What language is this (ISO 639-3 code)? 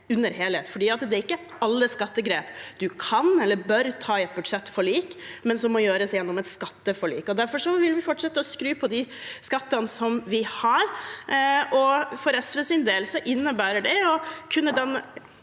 nor